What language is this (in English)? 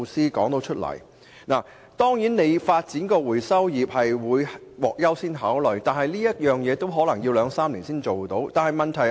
Cantonese